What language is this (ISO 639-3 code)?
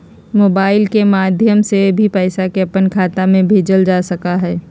mag